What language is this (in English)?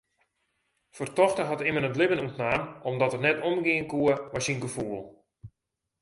Western Frisian